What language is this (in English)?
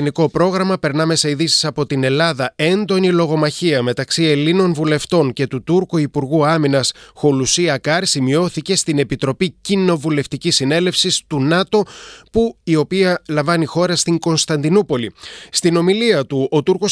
Greek